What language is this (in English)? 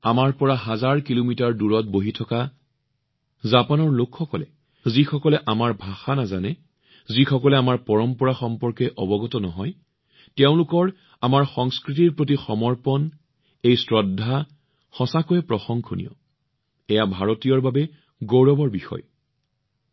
Assamese